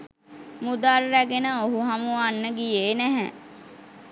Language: Sinhala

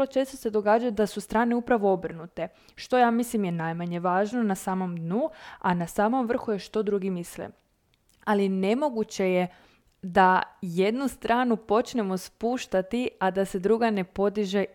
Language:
Croatian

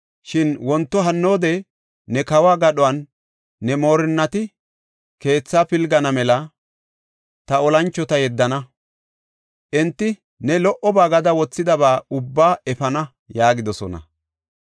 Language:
Gofa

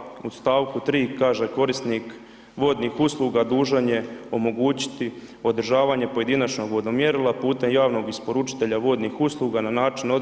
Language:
Croatian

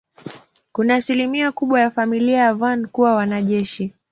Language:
Swahili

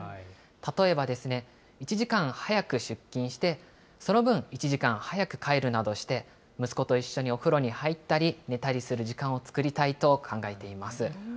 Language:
Japanese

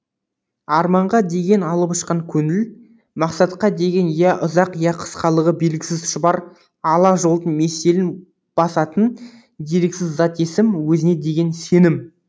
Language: Kazakh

